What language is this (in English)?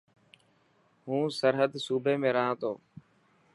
Dhatki